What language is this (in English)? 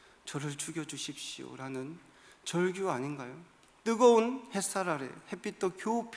Korean